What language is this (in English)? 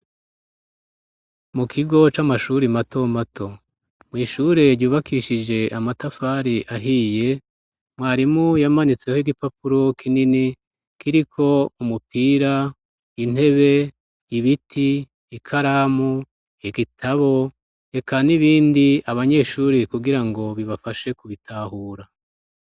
Rundi